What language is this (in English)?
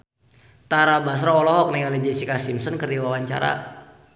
Sundanese